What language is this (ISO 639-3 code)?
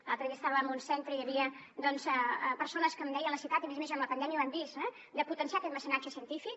cat